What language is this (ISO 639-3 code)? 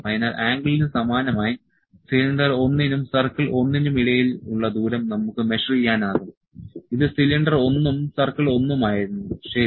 mal